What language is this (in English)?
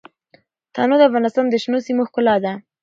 Pashto